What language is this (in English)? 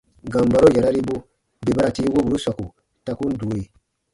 Baatonum